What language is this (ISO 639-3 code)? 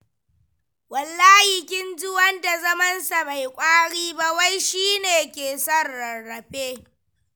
hau